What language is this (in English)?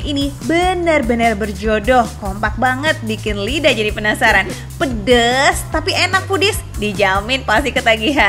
Indonesian